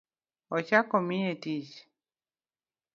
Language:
Luo (Kenya and Tanzania)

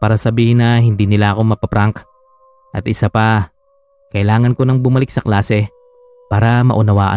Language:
Filipino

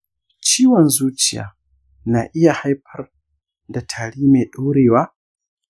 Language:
Hausa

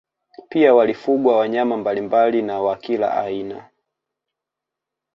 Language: Swahili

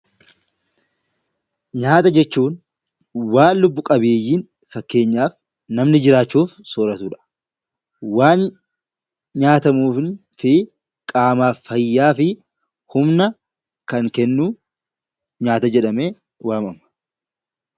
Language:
Oromo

